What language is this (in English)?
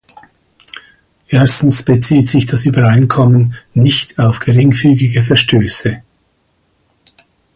German